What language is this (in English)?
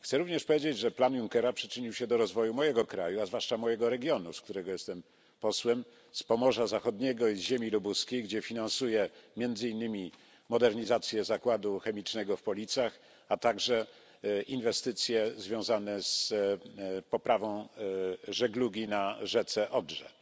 Polish